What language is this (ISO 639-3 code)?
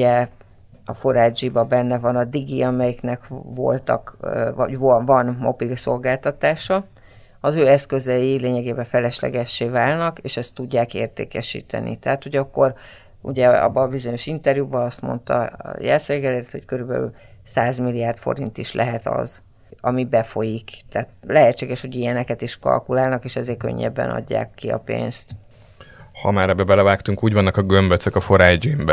hun